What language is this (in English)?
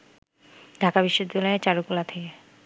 Bangla